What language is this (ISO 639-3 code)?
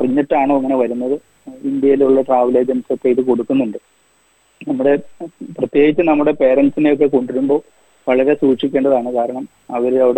mal